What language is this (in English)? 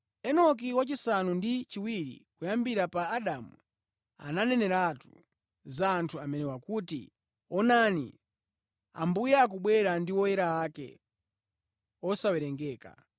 Nyanja